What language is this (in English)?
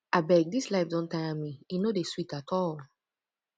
Nigerian Pidgin